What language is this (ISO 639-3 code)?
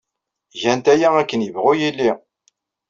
kab